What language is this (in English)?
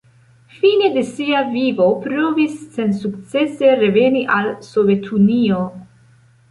Esperanto